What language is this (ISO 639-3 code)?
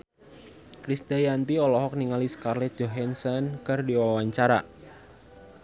sun